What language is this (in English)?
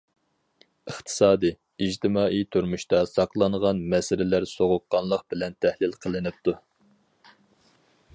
Uyghur